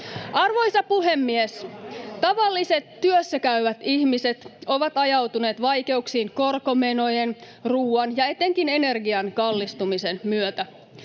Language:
Finnish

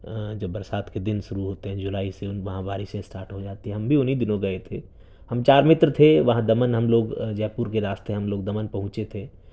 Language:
Urdu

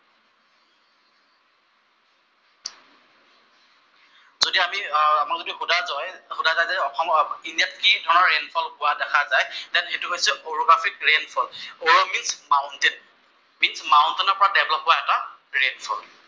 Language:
Assamese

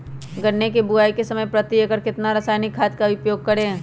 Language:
Magahi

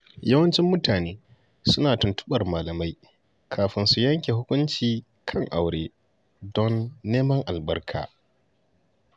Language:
Hausa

